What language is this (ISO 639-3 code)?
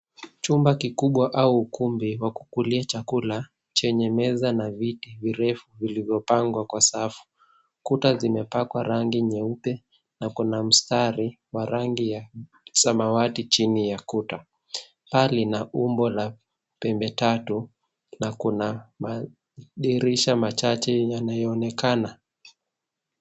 swa